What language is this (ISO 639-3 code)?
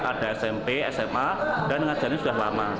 ind